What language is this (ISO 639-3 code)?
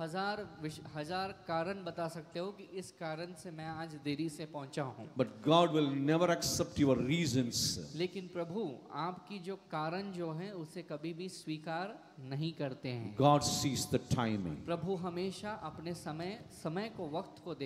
hin